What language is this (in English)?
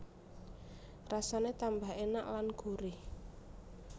Javanese